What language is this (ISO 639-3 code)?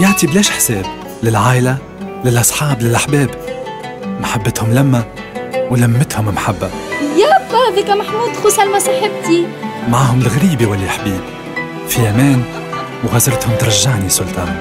ara